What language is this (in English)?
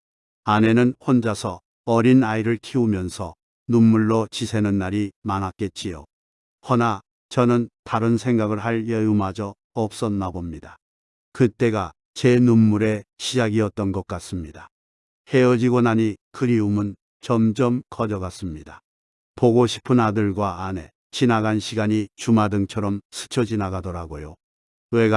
Korean